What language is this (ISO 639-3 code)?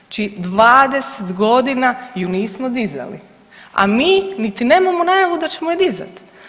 hrv